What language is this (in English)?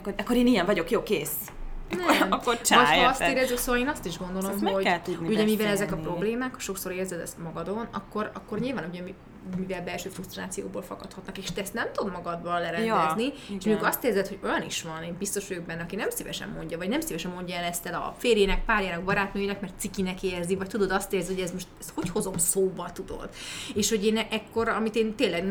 Hungarian